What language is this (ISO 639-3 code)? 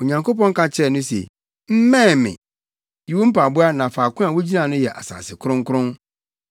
aka